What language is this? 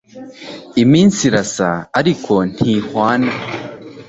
Kinyarwanda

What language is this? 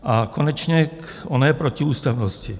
Czech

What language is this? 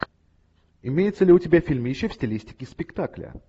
Russian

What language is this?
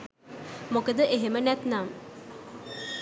Sinhala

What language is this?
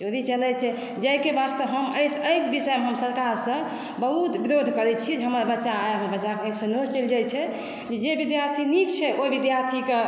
Maithili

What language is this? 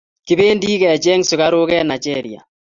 Kalenjin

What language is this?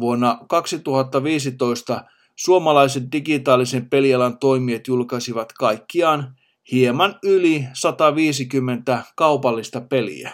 Finnish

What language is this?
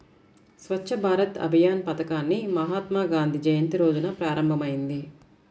Telugu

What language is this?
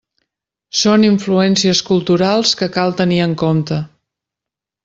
Catalan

